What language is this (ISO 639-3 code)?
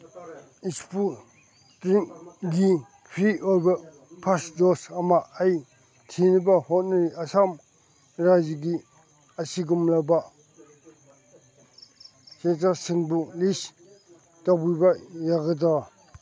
mni